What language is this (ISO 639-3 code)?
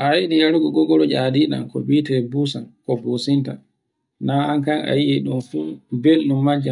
fue